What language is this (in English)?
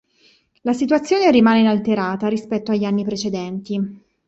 Italian